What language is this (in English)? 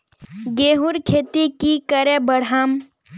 Magahi